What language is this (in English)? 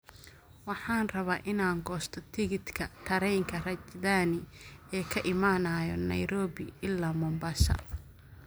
Somali